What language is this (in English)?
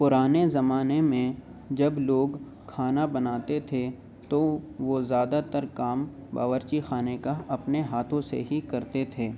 Urdu